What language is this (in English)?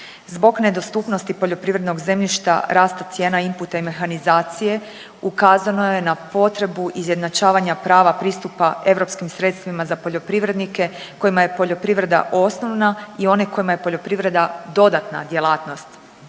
Croatian